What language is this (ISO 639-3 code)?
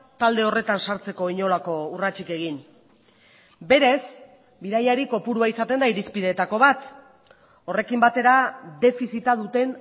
eus